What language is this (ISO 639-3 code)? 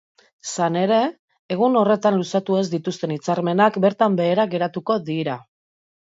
eus